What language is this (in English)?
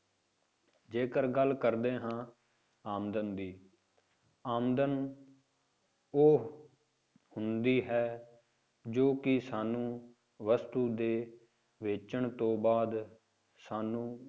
Punjabi